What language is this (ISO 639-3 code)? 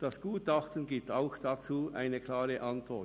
gsw